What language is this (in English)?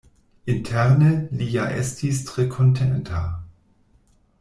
Esperanto